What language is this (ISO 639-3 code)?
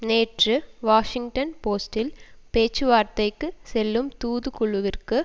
tam